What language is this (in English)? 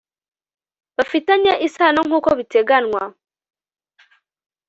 Kinyarwanda